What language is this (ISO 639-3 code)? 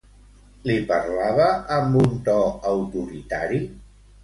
cat